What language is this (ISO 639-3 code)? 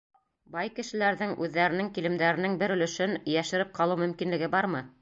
bak